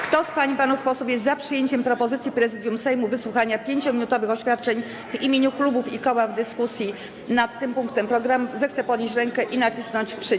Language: Polish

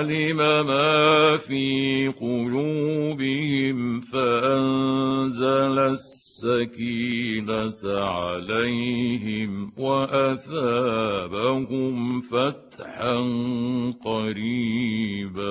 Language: Arabic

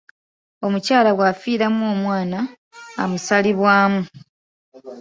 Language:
Ganda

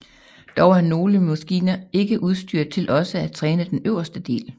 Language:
Danish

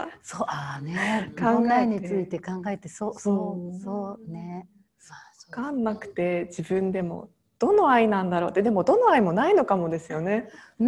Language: Japanese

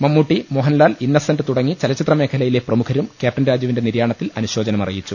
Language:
Malayalam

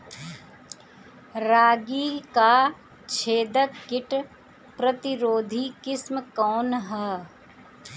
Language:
Bhojpuri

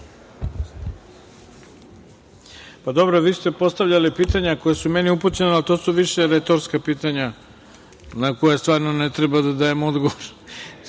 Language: Serbian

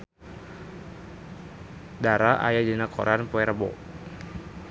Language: Sundanese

